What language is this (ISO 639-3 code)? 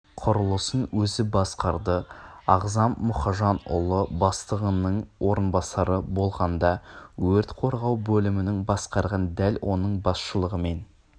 kaz